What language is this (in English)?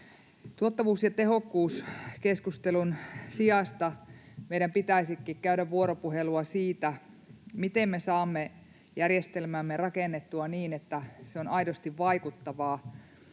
Finnish